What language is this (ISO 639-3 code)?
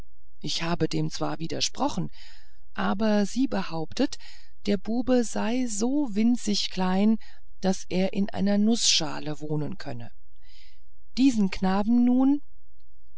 deu